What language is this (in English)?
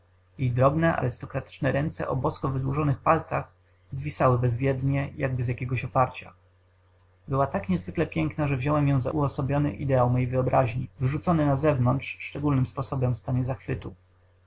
Polish